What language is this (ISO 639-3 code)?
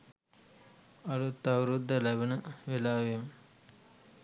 sin